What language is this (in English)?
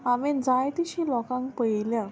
Konkani